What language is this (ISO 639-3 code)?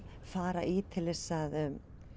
isl